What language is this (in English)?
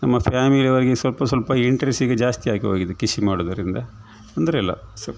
Kannada